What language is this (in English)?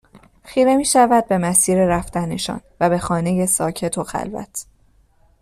Persian